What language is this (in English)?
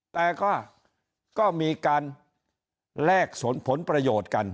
Thai